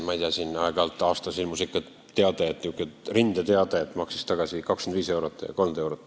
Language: Estonian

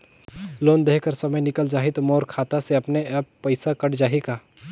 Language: Chhattisgarhi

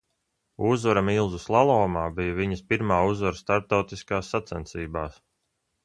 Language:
Latvian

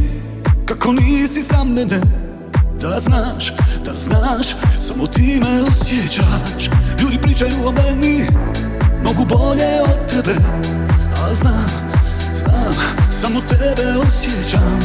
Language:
Croatian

